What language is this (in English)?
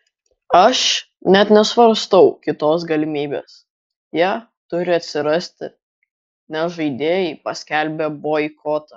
Lithuanian